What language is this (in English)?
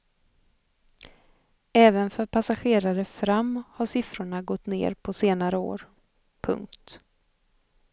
Swedish